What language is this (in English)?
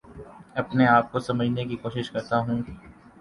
Urdu